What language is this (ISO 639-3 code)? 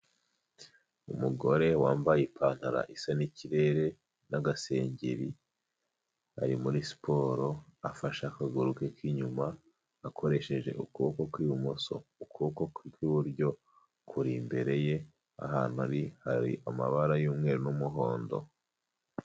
kin